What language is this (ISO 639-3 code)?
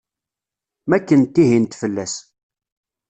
kab